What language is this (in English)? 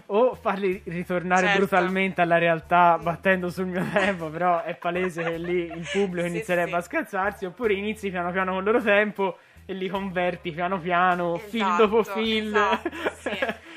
Italian